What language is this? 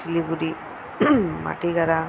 Bangla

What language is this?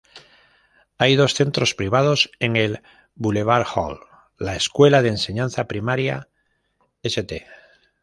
Spanish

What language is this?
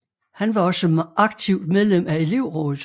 Danish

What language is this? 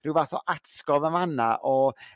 Welsh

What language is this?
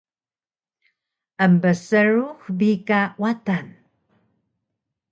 Taroko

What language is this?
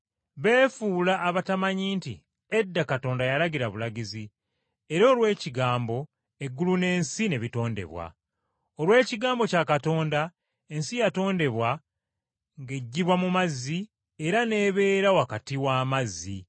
Ganda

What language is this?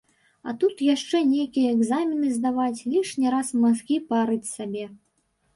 Belarusian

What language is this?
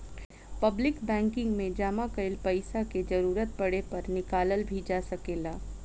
Bhojpuri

